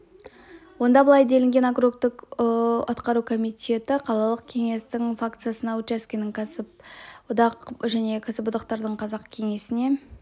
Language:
Kazakh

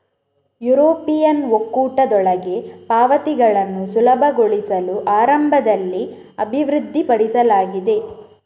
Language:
Kannada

